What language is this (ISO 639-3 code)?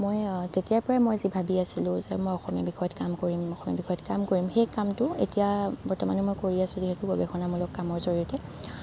asm